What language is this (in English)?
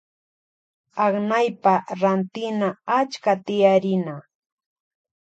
Loja Highland Quichua